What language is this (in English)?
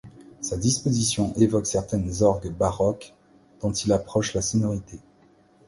French